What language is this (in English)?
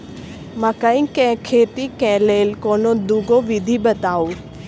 Maithili